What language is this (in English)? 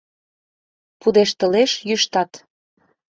Mari